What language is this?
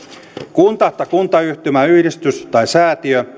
Finnish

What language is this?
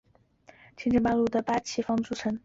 Chinese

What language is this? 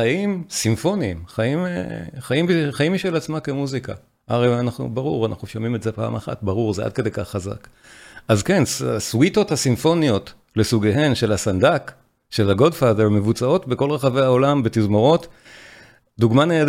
Hebrew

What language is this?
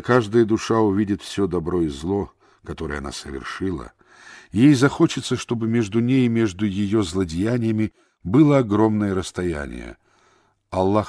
Russian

